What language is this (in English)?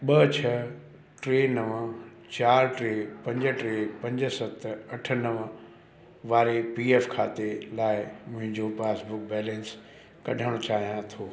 Sindhi